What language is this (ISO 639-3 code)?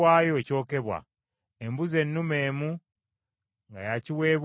lug